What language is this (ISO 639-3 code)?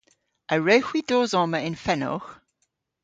cor